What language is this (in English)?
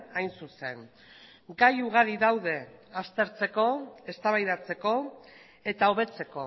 Basque